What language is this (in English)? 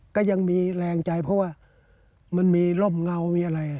Thai